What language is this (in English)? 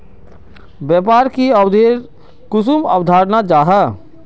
Magahi